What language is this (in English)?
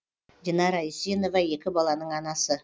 Kazakh